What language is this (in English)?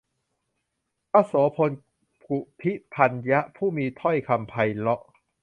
Thai